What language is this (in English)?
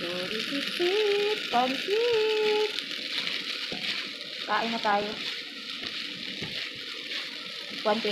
Filipino